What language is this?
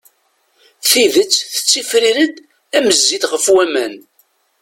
Kabyle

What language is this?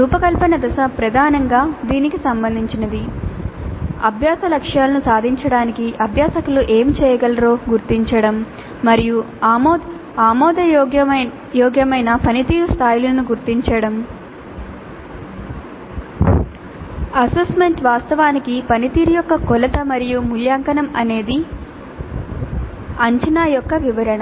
Telugu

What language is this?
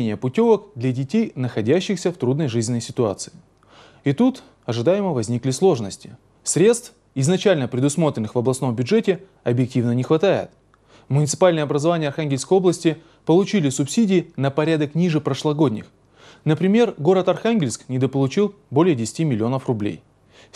Russian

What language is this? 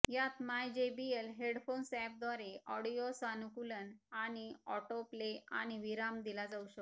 Marathi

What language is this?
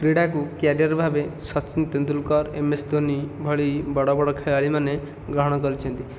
Odia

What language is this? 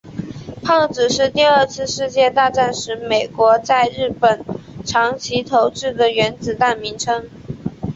Chinese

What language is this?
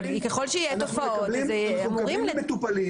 Hebrew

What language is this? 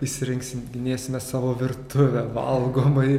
Lithuanian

